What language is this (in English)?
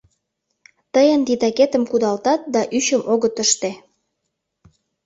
Mari